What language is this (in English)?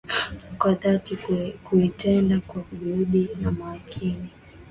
Swahili